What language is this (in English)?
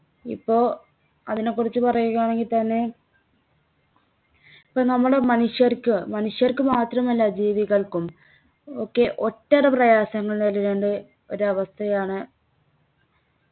Malayalam